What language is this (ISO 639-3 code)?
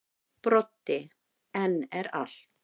isl